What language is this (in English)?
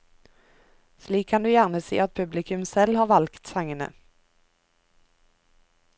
Norwegian